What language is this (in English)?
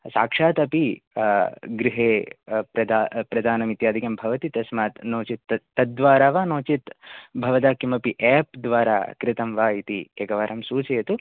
Sanskrit